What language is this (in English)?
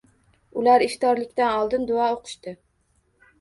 Uzbek